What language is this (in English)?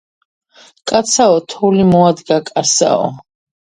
Georgian